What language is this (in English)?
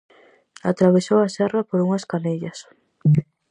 Galician